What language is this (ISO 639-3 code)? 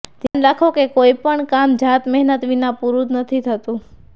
guj